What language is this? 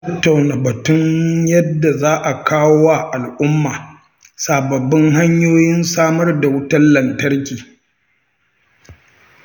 Hausa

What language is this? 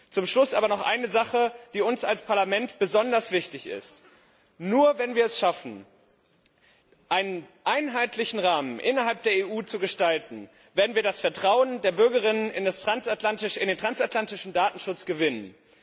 German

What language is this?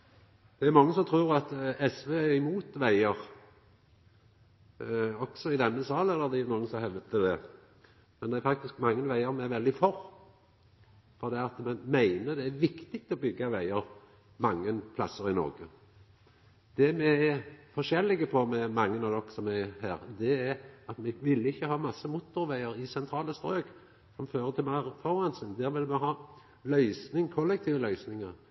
Norwegian Nynorsk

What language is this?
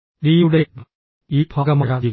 Malayalam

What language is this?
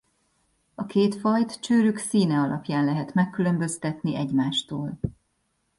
Hungarian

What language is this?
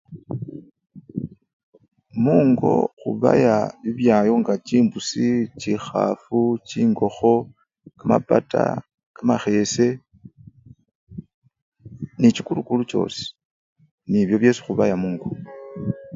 Luyia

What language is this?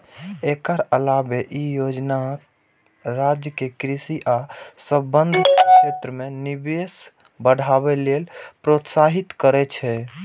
Maithili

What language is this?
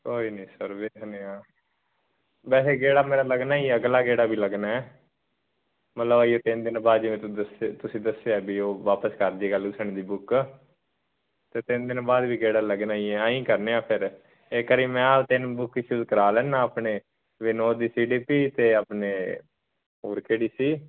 Punjabi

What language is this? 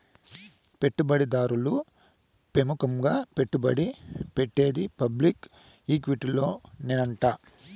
Telugu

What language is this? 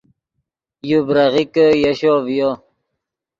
Yidgha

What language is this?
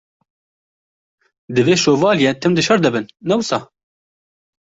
Kurdish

